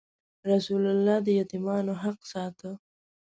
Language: Pashto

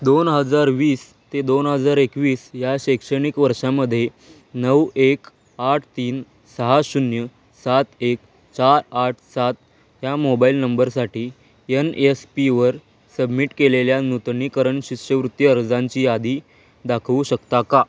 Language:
Marathi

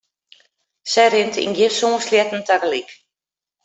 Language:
Western Frisian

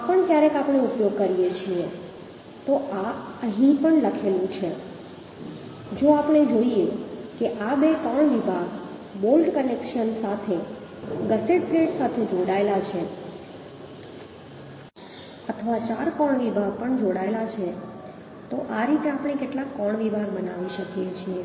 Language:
Gujarati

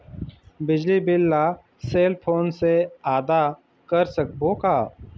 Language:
Chhattisgarhi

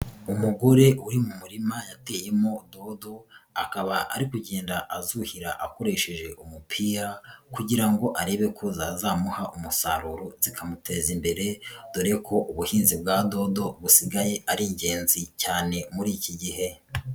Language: Kinyarwanda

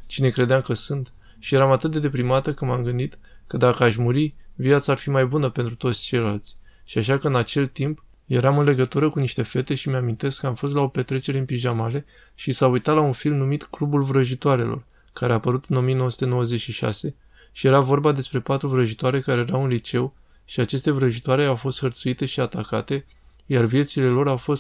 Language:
Romanian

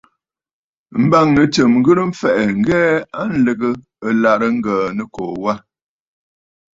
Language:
Bafut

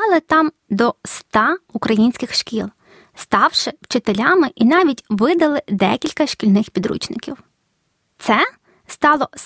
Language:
Ukrainian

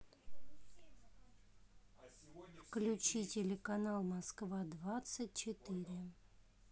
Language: Russian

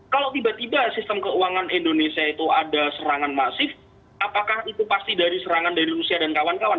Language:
Indonesian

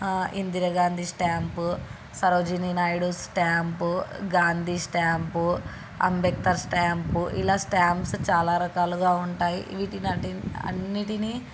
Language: Telugu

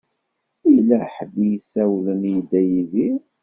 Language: Kabyle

